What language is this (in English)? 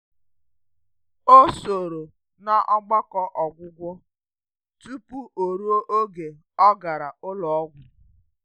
Igbo